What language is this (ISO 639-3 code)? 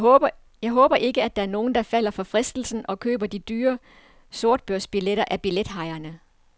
dan